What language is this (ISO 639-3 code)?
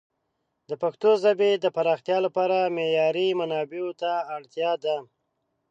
pus